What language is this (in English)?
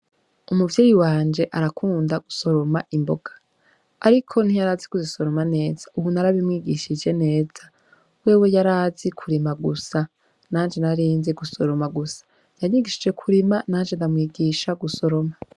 Rundi